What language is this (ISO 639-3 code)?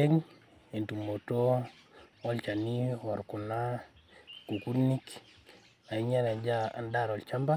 mas